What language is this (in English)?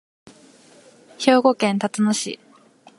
Japanese